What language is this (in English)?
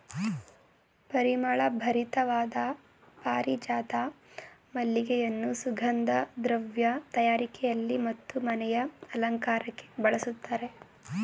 Kannada